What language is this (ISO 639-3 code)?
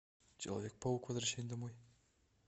rus